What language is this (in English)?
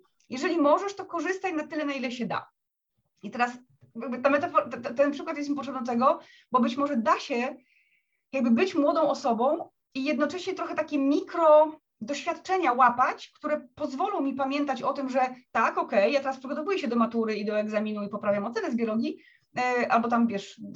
Polish